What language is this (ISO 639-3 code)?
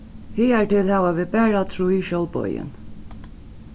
fao